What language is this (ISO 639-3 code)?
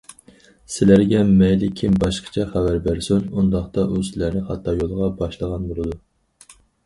uig